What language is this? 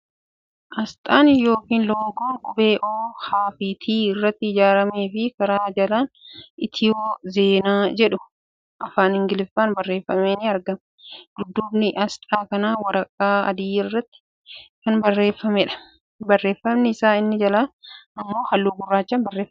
Oromo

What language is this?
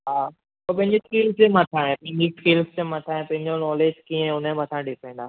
Sindhi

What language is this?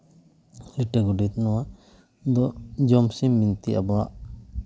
Santali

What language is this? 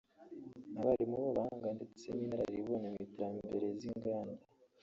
Kinyarwanda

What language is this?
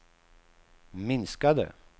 Swedish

